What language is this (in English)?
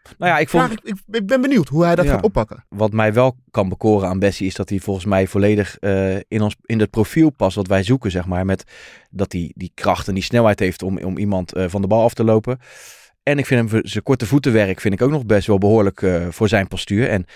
Dutch